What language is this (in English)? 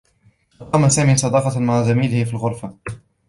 Arabic